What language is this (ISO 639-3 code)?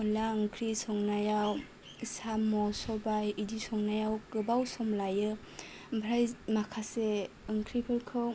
brx